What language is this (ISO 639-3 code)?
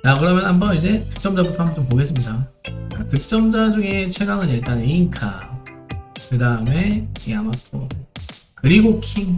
kor